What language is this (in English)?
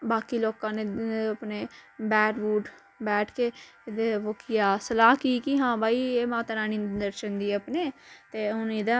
Dogri